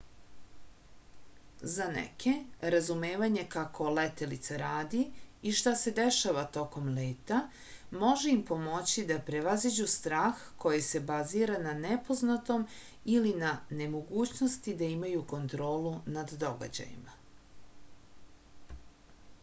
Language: Serbian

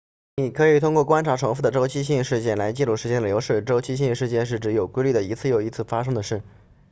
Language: Chinese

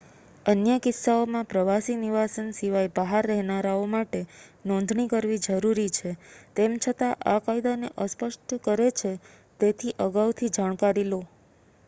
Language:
Gujarati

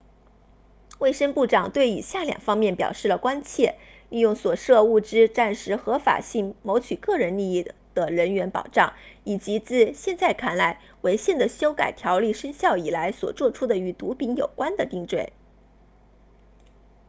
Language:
Chinese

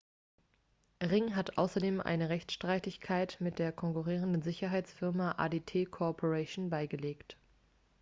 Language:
German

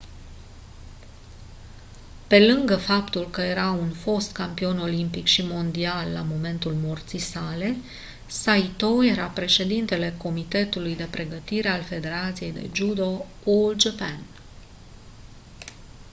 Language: Romanian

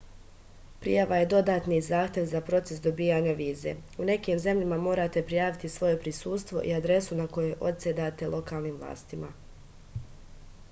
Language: Serbian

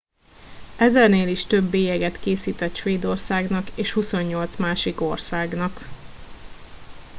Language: Hungarian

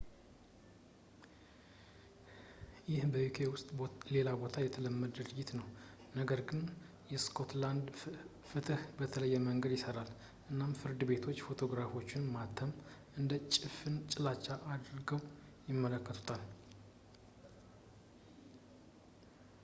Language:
Amharic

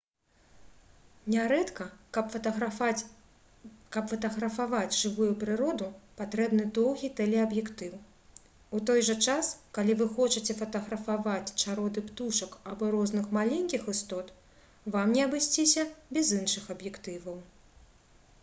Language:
Belarusian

